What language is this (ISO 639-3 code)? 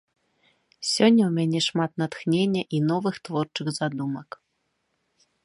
bel